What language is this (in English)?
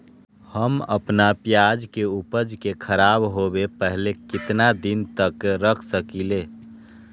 Magahi